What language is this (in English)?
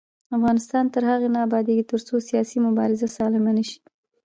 Pashto